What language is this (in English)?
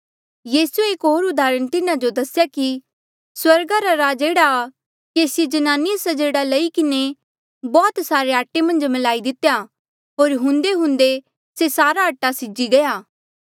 Mandeali